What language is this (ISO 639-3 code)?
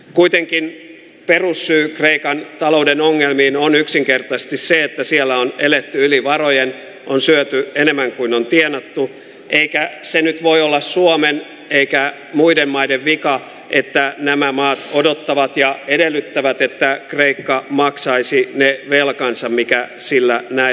fin